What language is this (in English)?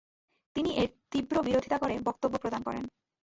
Bangla